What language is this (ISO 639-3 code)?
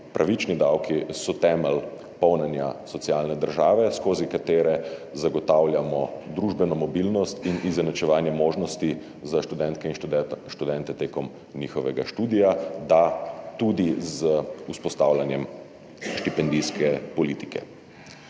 slv